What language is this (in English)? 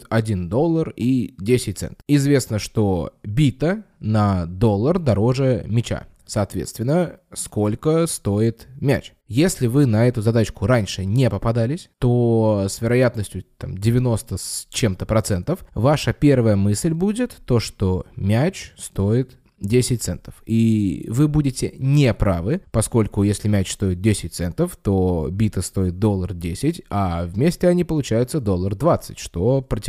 Russian